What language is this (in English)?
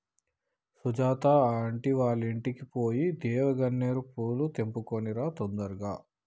Telugu